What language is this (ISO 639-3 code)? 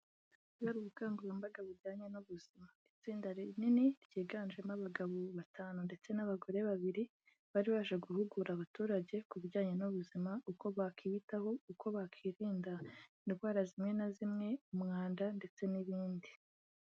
kin